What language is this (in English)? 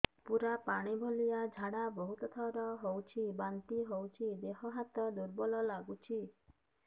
Odia